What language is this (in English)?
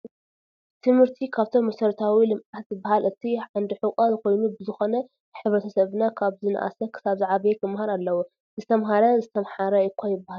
Tigrinya